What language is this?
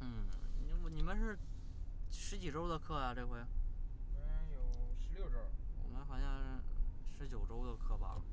Chinese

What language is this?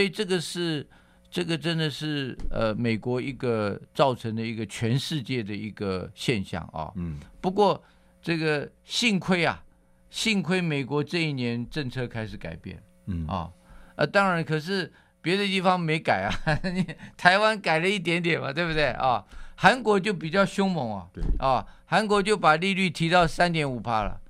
Chinese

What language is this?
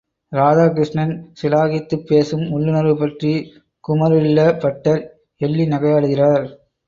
Tamil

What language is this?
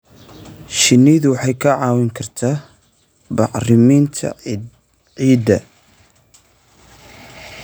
Somali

